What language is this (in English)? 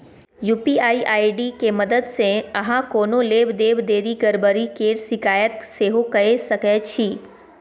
Maithili